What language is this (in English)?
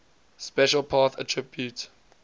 English